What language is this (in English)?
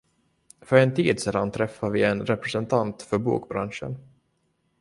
Swedish